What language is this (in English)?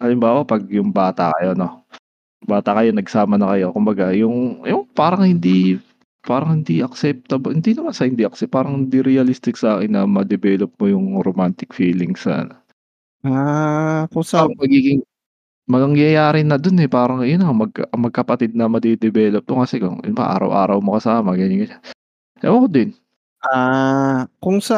Filipino